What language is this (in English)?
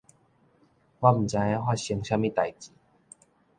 Min Nan Chinese